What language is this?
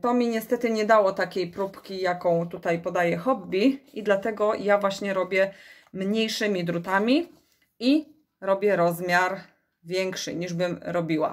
Polish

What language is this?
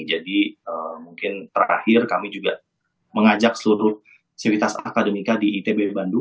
Indonesian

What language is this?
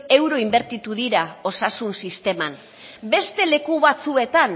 Basque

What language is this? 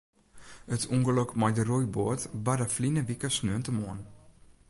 Western Frisian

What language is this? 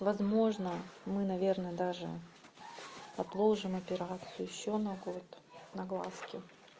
Russian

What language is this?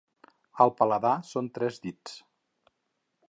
Catalan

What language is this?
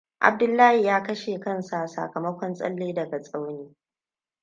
Hausa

